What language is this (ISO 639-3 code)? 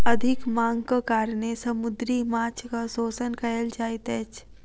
mai